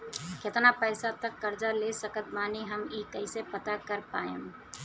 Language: Bhojpuri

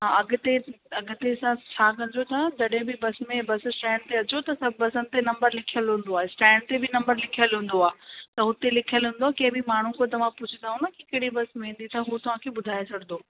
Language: Sindhi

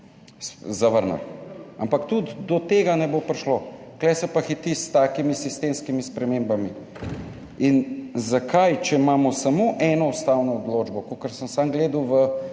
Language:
Slovenian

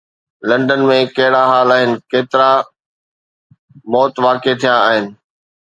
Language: Sindhi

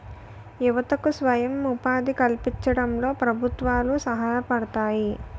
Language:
Telugu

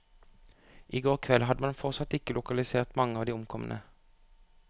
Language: Norwegian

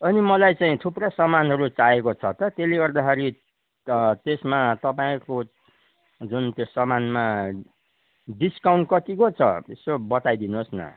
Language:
Nepali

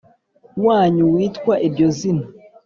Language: Kinyarwanda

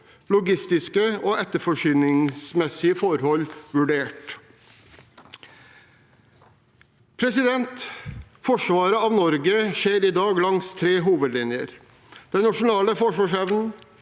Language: Norwegian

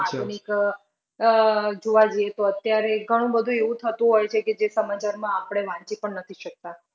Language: Gujarati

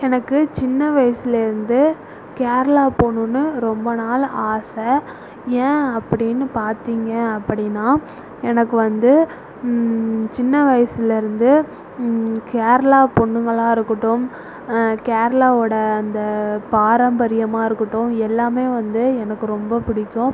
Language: Tamil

